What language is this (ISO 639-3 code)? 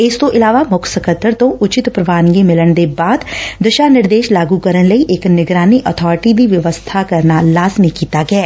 pan